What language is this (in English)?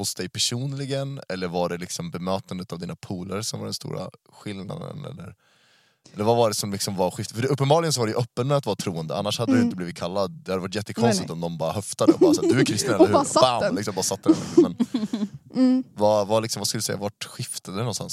Swedish